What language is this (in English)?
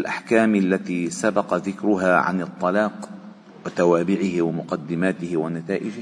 Arabic